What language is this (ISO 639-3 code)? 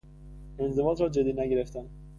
fas